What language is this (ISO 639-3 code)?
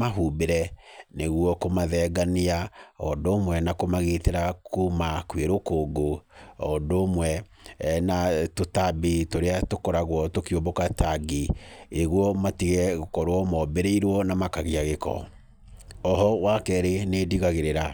kik